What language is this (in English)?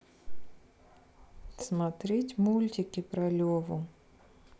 Russian